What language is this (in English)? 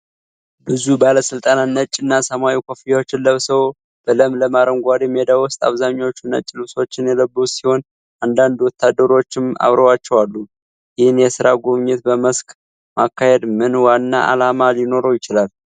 Amharic